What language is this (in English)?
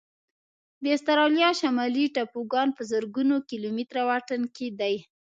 Pashto